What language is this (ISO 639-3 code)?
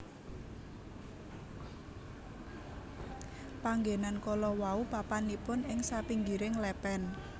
jav